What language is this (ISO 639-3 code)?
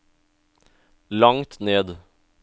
nor